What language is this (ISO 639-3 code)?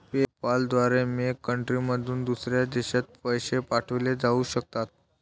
mar